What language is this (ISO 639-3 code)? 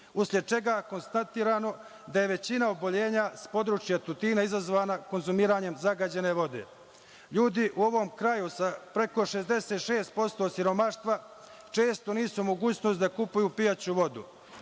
srp